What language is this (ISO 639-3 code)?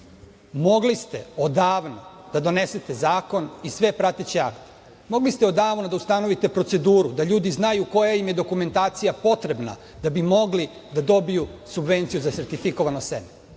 srp